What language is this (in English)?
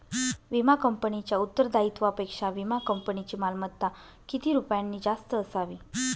Marathi